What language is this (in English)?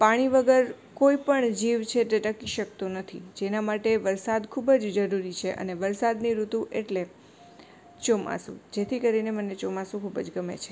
Gujarati